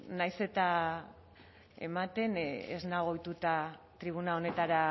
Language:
Basque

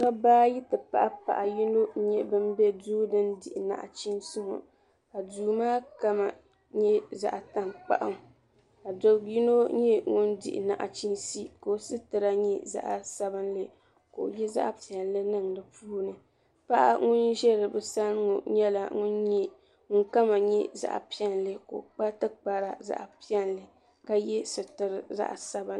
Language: Dagbani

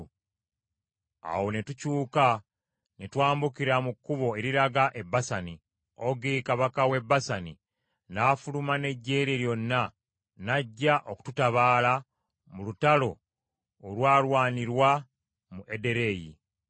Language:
Ganda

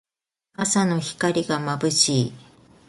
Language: Japanese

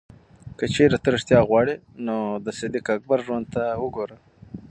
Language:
Pashto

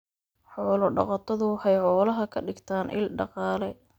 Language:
Somali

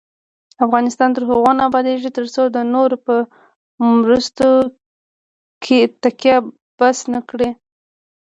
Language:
Pashto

